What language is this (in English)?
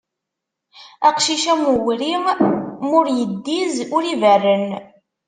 Kabyle